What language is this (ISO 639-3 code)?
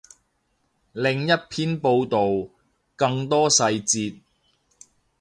yue